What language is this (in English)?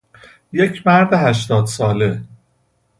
Persian